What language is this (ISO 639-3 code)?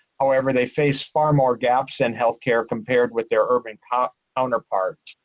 eng